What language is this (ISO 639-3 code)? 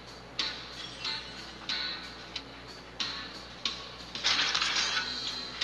spa